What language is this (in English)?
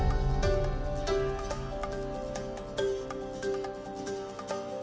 Indonesian